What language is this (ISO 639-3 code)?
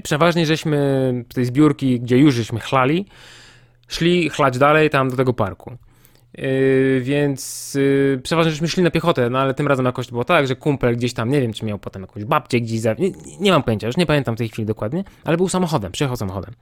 pol